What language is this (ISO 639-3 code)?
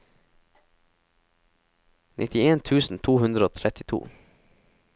nor